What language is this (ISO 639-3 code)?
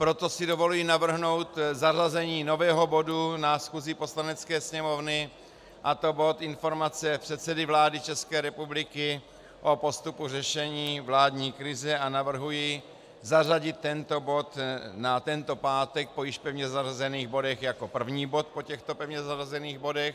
ces